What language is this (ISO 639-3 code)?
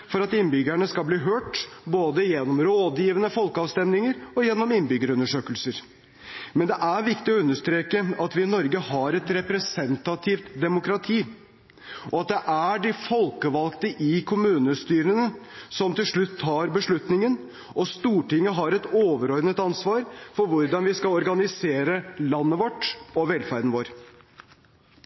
nob